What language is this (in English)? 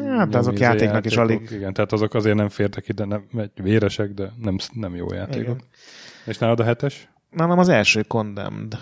Hungarian